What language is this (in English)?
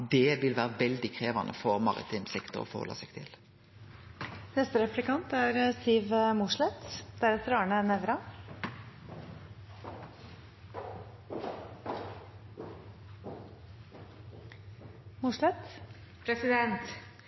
Norwegian Nynorsk